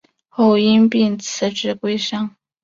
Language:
Chinese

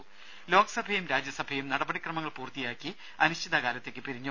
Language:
Malayalam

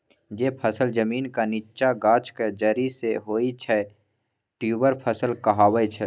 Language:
Maithili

